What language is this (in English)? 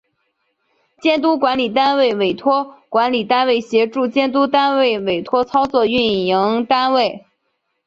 Chinese